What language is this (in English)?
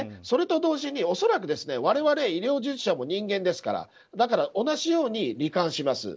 Japanese